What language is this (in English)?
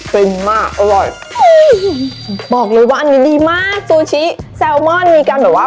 Thai